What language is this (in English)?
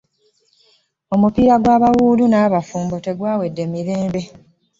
Ganda